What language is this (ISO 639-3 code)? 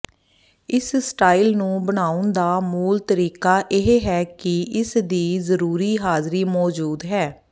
pan